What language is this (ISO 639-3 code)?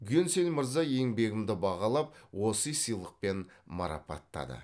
kaz